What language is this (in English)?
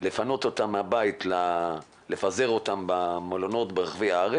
Hebrew